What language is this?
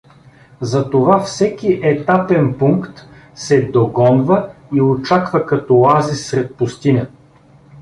Bulgarian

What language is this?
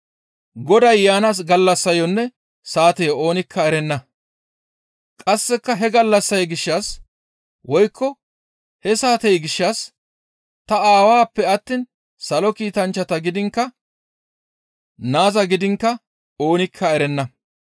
Gamo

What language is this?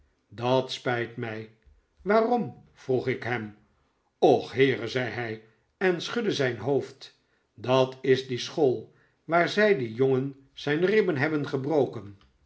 Dutch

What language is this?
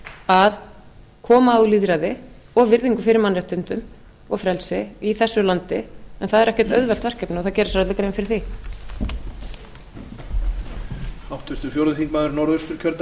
Icelandic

